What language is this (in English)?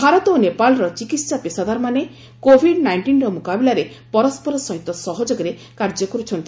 Odia